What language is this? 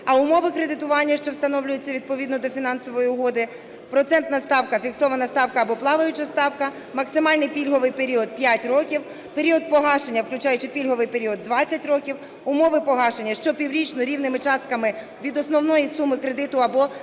Ukrainian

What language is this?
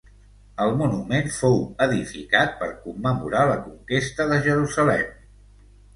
Catalan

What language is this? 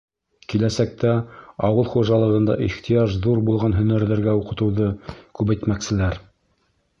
Bashkir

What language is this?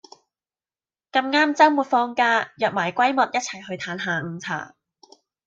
Cantonese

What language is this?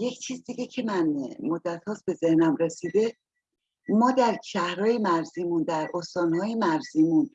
Persian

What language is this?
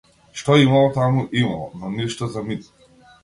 Macedonian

